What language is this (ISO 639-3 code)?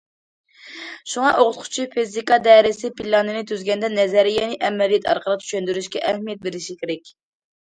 uig